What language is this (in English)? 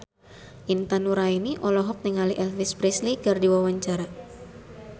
Sundanese